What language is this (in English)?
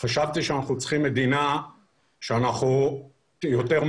Hebrew